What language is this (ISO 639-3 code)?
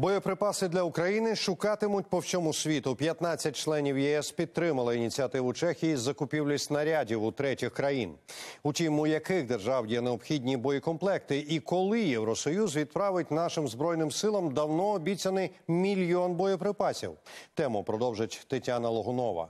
ukr